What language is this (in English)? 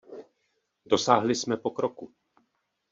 Czech